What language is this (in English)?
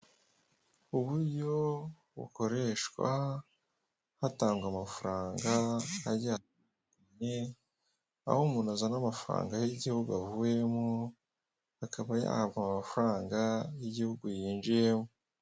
Kinyarwanda